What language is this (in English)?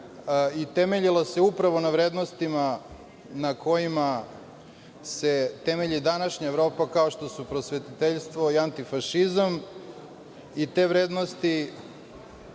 Serbian